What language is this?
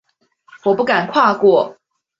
Chinese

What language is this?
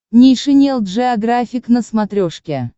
Russian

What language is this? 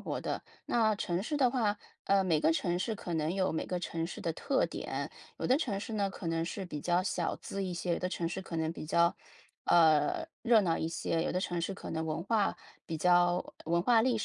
Chinese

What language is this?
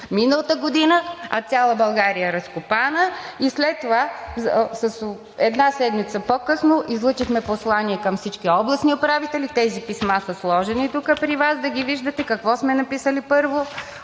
Bulgarian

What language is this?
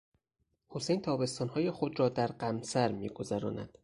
Persian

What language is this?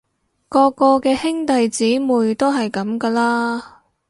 Cantonese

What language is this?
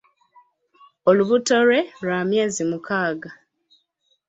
Ganda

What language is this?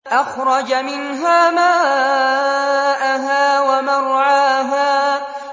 Arabic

